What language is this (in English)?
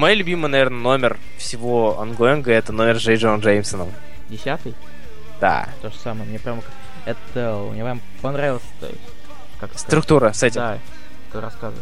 Russian